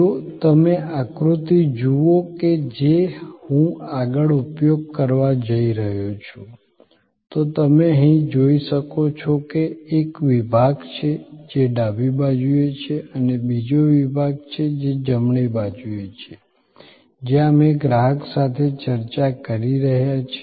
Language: Gujarati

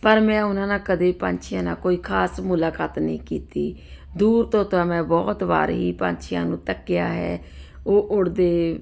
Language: Punjabi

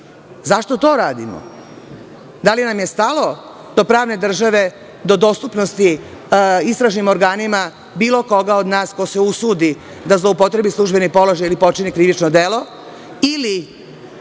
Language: Serbian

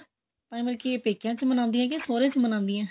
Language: Punjabi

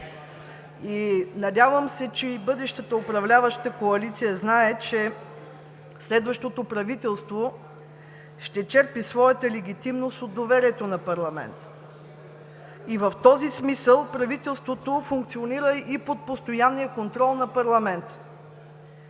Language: Bulgarian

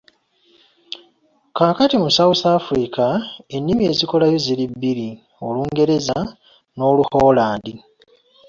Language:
Ganda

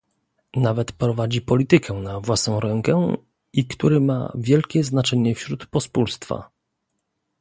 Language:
Polish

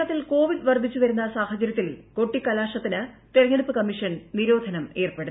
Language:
Malayalam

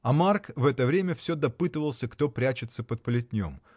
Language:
Russian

